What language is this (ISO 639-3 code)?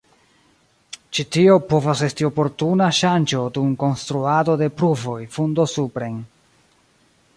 epo